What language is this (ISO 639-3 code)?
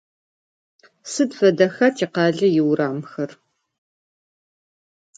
ady